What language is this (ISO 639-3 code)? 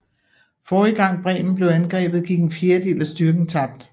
dan